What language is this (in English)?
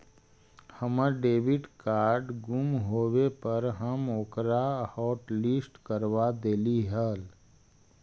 Magahi